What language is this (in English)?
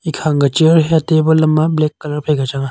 Wancho Naga